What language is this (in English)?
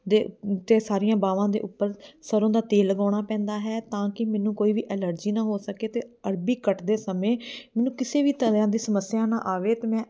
Punjabi